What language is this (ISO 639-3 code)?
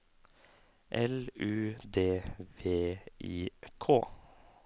nor